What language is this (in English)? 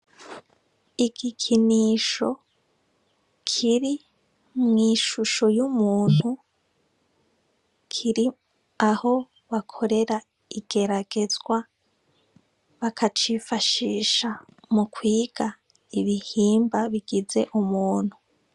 Rundi